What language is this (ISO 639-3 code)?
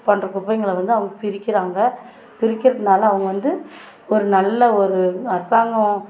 tam